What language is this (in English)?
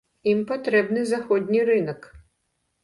Belarusian